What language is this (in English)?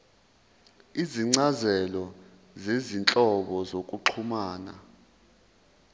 Zulu